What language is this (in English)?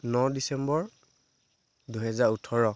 Assamese